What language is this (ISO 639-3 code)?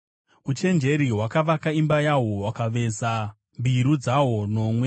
sna